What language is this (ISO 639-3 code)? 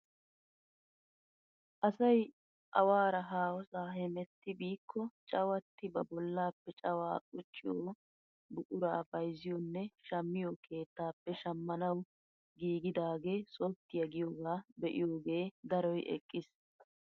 wal